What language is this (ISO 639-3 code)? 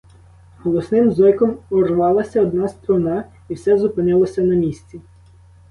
ukr